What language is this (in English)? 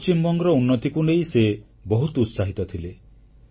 Odia